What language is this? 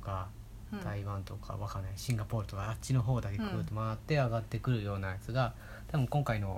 Japanese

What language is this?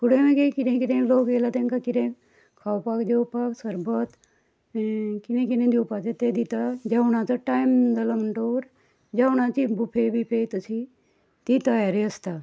Konkani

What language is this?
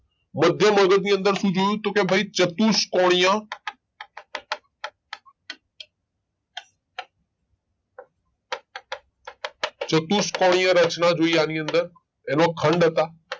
Gujarati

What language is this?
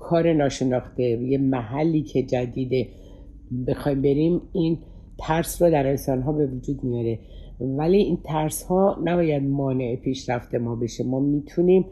Persian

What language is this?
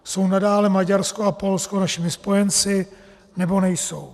Czech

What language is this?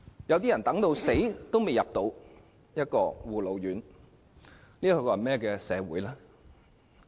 Cantonese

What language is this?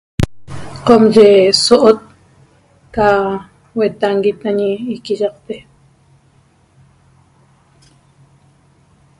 Toba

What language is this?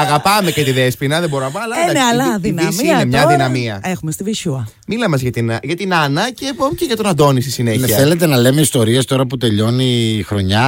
Greek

